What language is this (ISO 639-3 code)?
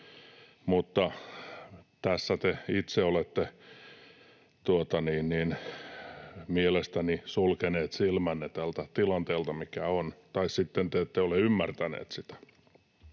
fin